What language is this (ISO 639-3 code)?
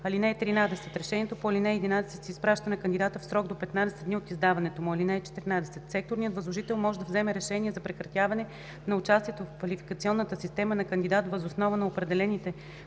bul